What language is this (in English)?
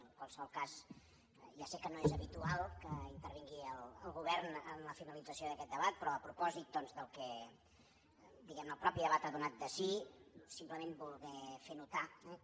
Catalan